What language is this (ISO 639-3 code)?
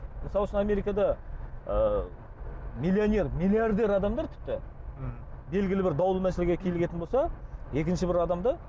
kaz